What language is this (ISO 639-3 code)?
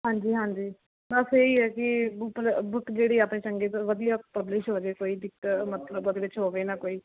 pan